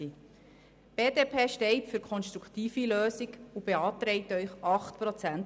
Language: Swiss German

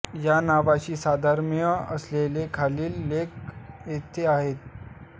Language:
Marathi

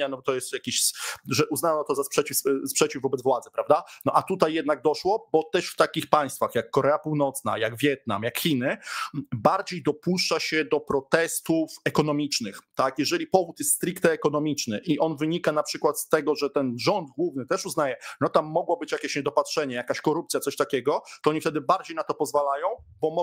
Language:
Polish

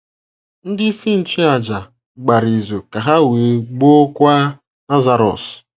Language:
Igbo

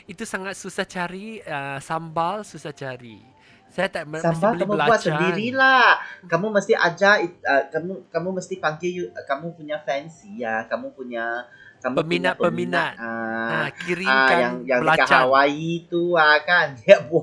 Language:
Malay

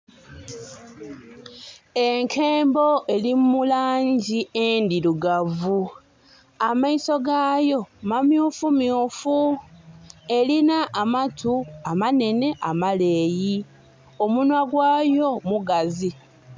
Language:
Soga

